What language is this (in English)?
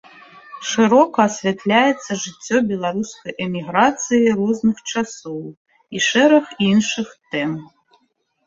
Belarusian